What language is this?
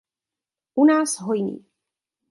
Czech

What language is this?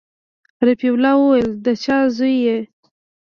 Pashto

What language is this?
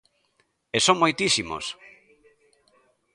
Galician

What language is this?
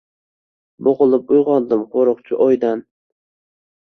Uzbek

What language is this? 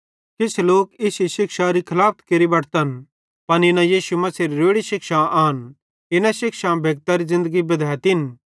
Bhadrawahi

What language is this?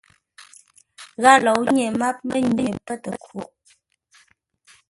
Ngombale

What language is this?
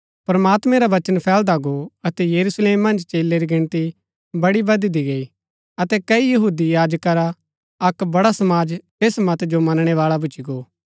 Gaddi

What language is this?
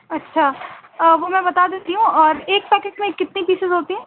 Urdu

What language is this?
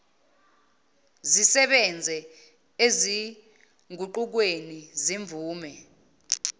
Zulu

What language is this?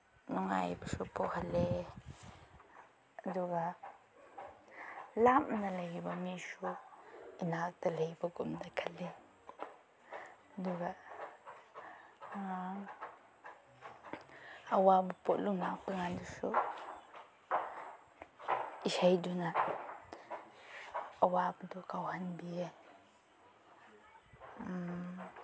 Manipuri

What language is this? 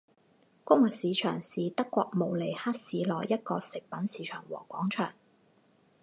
Chinese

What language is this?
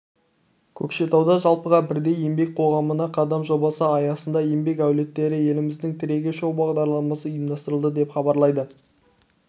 Kazakh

